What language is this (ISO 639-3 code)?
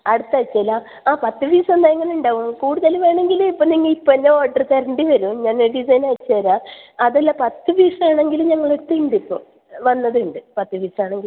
mal